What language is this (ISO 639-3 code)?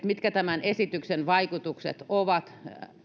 fin